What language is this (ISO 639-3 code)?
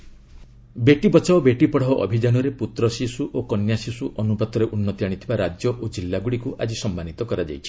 ori